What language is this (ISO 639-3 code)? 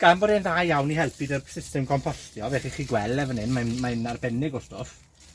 cym